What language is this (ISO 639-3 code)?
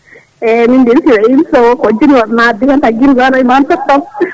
ful